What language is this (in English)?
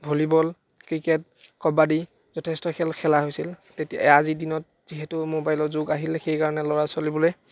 Assamese